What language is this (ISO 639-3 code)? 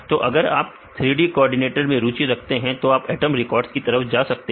hin